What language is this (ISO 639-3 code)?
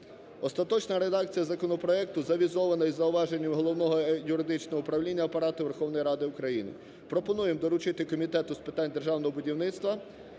ukr